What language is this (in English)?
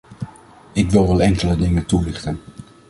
Dutch